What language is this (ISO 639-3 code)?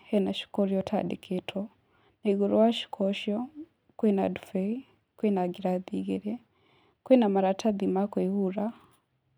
kik